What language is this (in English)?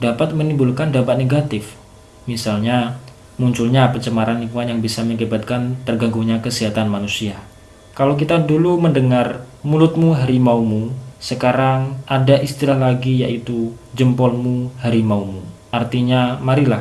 Indonesian